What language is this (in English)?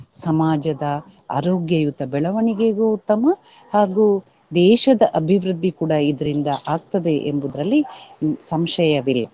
Kannada